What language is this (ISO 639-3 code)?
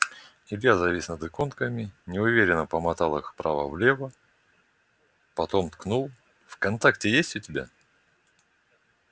rus